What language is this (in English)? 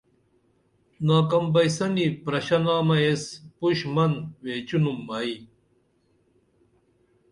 Dameli